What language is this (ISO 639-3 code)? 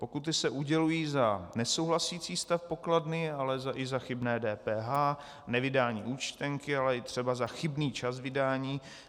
ces